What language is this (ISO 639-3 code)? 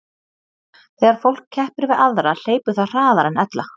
isl